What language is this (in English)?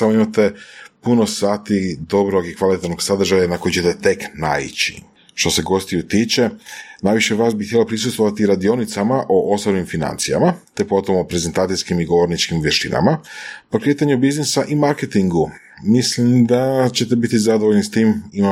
Croatian